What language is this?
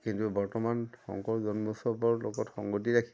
Assamese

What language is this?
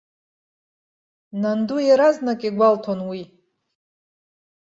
Abkhazian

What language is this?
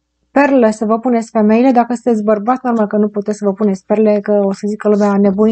Romanian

